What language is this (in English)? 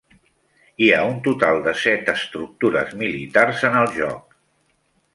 Catalan